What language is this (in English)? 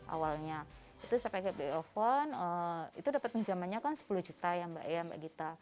Indonesian